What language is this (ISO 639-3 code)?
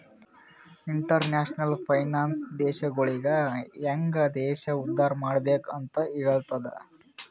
kan